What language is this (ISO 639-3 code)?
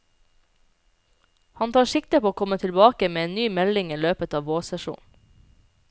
nor